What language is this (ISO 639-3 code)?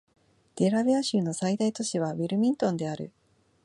jpn